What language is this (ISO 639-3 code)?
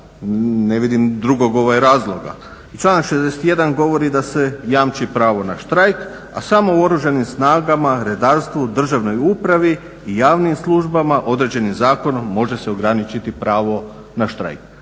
hrv